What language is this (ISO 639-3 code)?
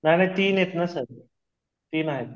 mar